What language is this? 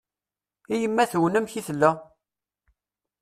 Kabyle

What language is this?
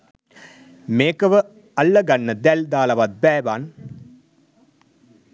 Sinhala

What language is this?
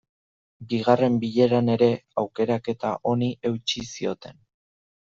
Basque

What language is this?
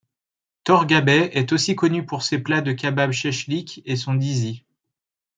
French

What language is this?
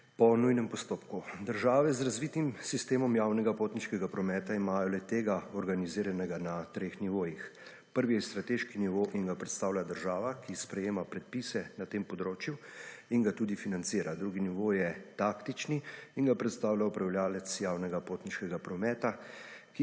Slovenian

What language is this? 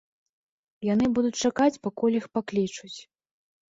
Belarusian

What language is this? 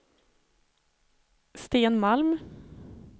Swedish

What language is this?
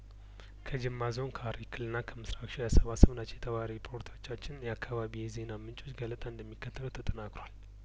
Amharic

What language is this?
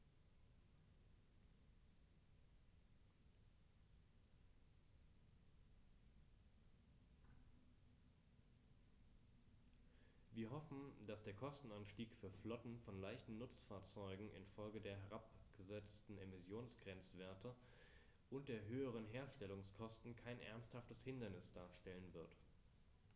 German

